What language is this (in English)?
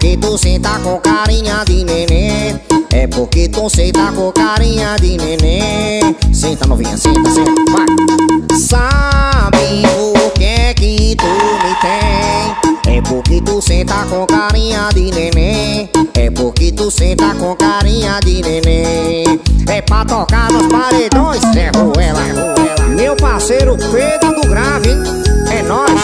Portuguese